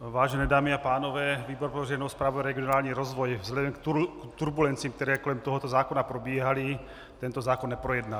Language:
Czech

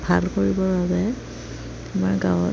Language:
Assamese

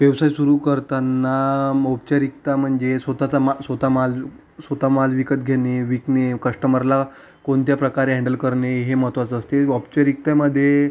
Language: Marathi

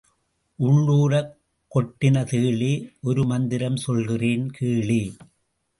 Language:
Tamil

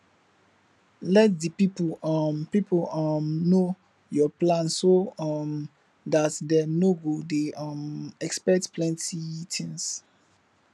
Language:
Nigerian Pidgin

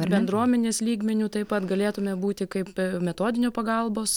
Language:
Lithuanian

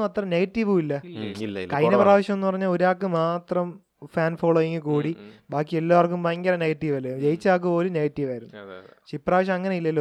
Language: Malayalam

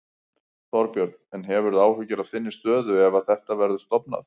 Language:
Icelandic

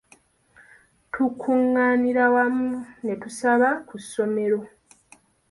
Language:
Ganda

